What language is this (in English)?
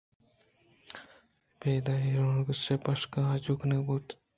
Eastern Balochi